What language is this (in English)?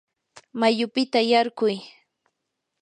Yanahuanca Pasco Quechua